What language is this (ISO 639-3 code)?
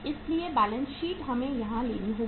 hin